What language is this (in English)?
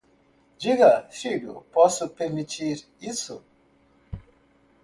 Portuguese